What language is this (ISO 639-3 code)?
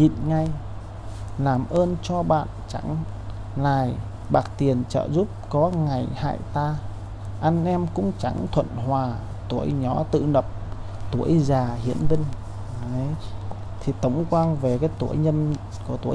vie